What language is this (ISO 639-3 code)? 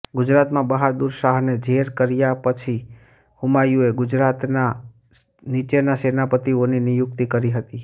guj